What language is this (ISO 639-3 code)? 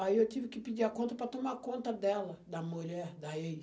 por